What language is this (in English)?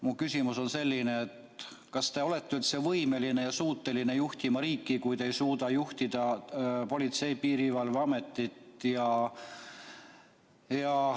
Estonian